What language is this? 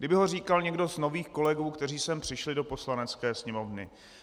Czech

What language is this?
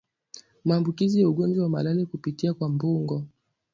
Swahili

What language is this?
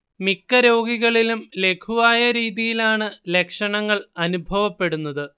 Malayalam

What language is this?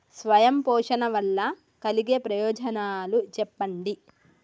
Telugu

